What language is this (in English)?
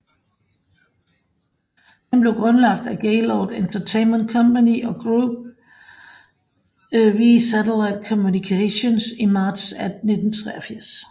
Danish